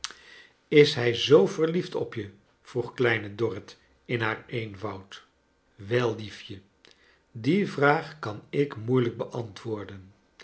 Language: Dutch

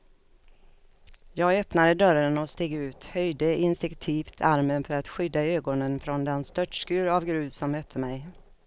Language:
Swedish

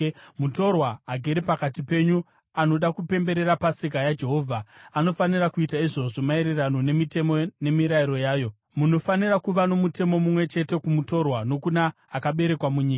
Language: Shona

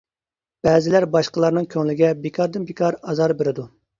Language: Uyghur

